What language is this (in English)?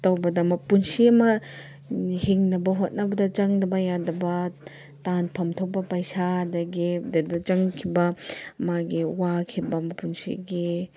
Manipuri